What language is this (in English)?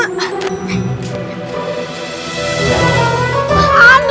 Indonesian